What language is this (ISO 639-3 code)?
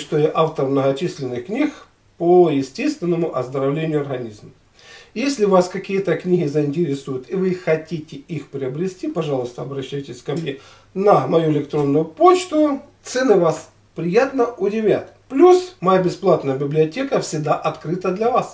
rus